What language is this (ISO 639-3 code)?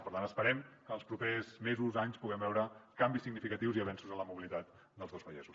cat